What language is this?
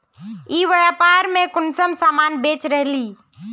Magahi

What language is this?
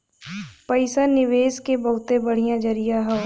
Bhojpuri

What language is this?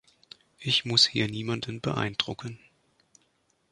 German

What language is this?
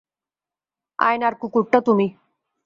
Bangla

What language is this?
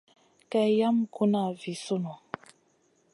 Masana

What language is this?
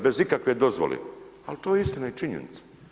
Croatian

